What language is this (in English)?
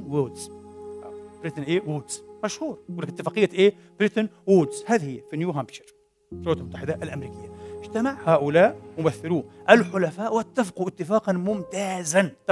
Arabic